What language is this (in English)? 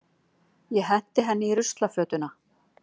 Icelandic